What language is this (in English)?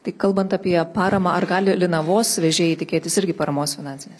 Lithuanian